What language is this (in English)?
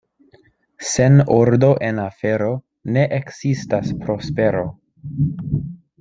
Esperanto